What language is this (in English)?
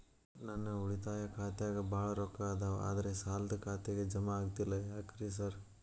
Kannada